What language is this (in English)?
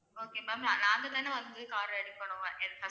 Tamil